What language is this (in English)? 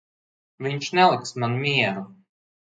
Latvian